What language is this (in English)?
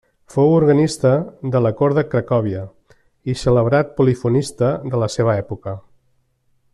Catalan